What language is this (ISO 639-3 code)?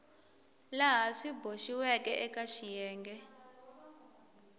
tso